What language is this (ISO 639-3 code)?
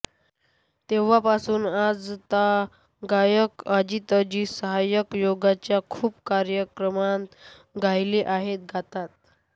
mar